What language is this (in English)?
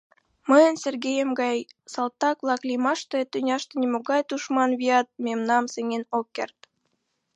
Mari